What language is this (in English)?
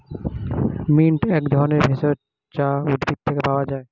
Bangla